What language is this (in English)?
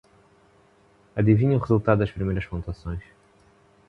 Portuguese